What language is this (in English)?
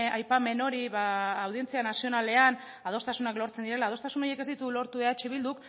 Basque